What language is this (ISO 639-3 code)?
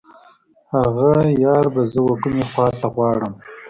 pus